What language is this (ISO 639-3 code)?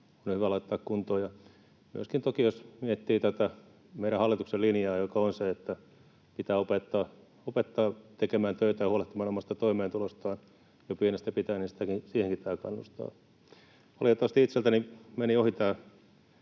fin